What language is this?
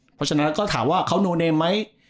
Thai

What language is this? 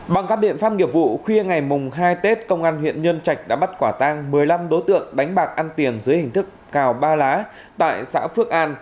Vietnamese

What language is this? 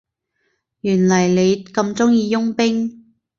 Cantonese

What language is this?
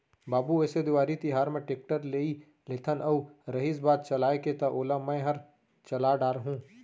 Chhattisgarhi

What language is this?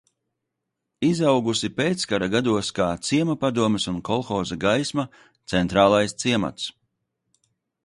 Latvian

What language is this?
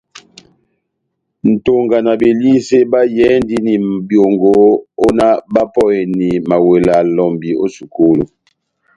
Batanga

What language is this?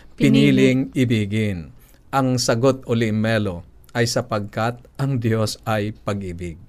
Filipino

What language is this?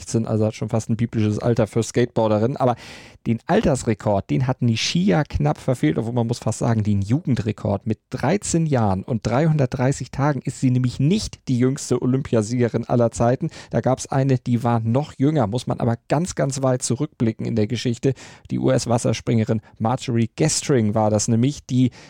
German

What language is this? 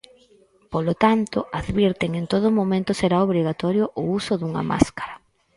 Galician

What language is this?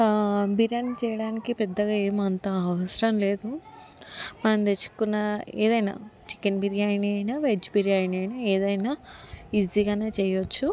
Telugu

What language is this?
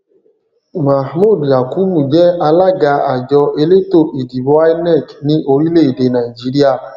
Yoruba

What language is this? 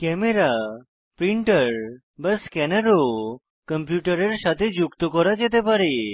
Bangla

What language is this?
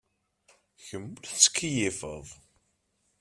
Kabyle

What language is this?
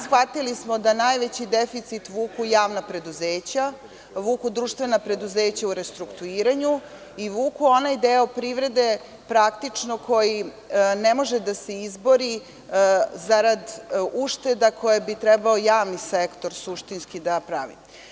Serbian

